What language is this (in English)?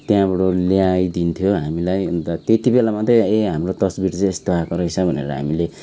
Nepali